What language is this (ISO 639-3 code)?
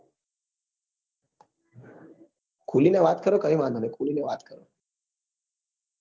guj